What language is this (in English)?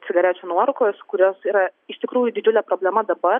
Lithuanian